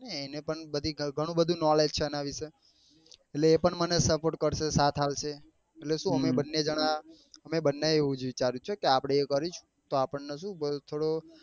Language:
Gujarati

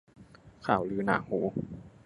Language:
Thai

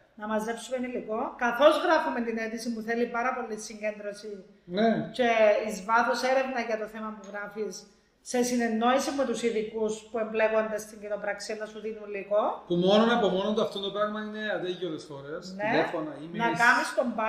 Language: Greek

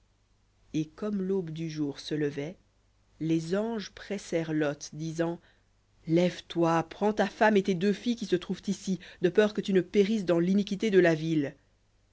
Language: French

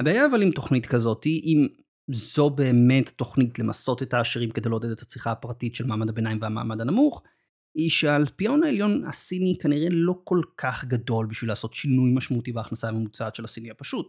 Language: Hebrew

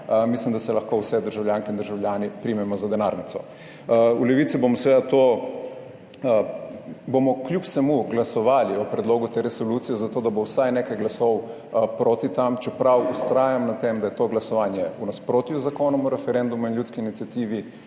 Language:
Slovenian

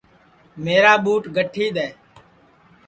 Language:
Sansi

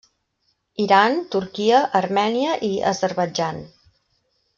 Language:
Catalan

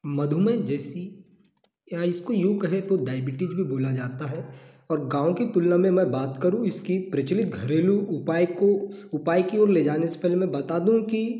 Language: Hindi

